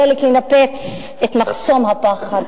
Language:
Hebrew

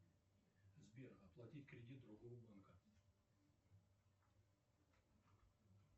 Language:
Russian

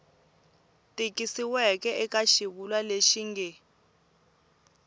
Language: Tsonga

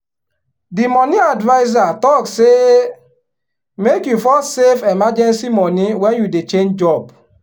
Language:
Nigerian Pidgin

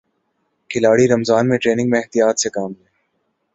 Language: Urdu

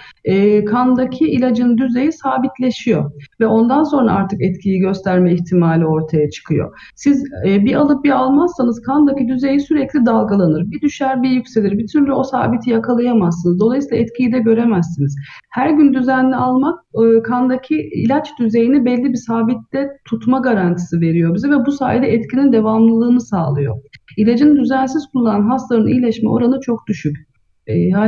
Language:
Turkish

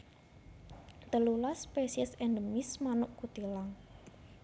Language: Javanese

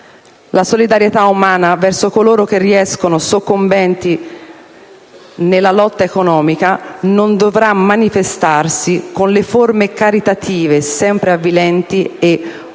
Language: Italian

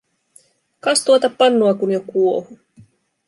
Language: Finnish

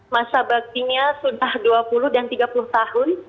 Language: Indonesian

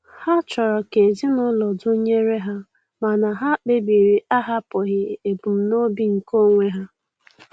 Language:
Igbo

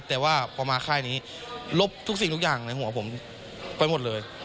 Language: Thai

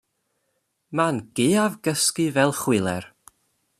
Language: Welsh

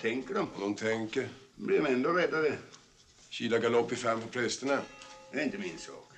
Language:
Swedish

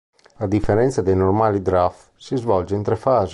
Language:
Italian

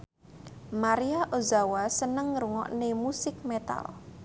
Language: Javanese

